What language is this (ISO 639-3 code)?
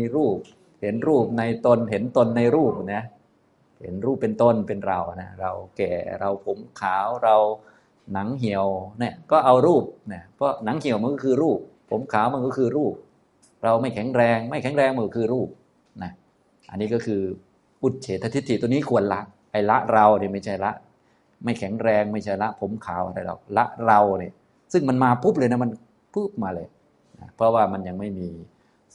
tha